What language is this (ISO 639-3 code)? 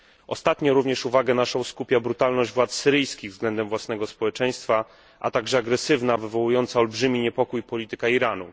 pol